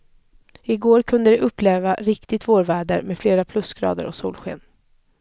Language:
Swedish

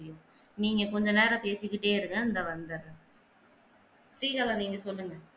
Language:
Tamil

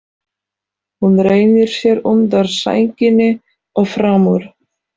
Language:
Icelandic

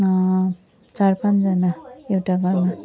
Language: Nepali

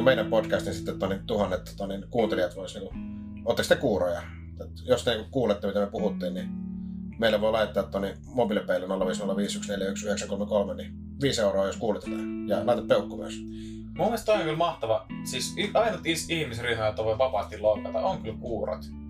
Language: Finnish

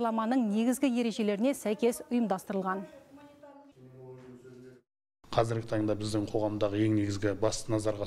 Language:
Russian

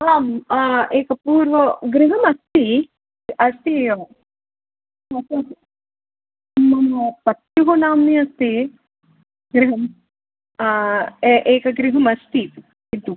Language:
Sanskrit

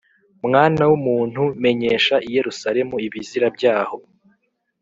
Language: Kinyarwanda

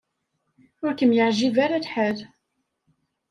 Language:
Kabyle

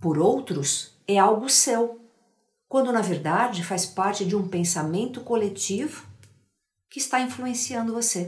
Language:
Portuguese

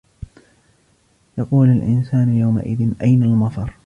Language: Arabic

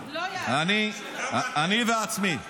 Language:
Hebrew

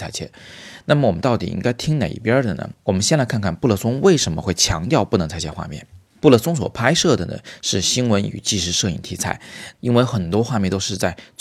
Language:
Chinese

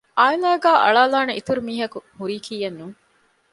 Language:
Divehi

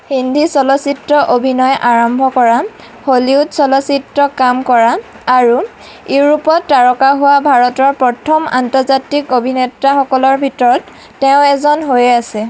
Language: Assamese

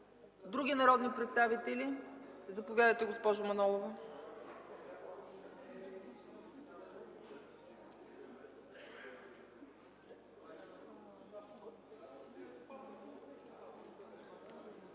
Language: Bulgarian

